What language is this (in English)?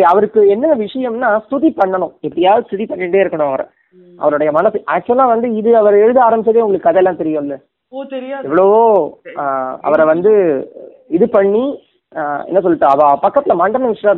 Tamil